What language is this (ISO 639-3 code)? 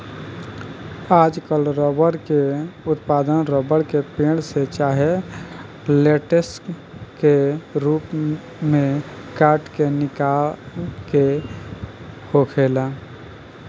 bho